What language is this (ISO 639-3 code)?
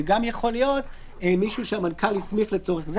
heb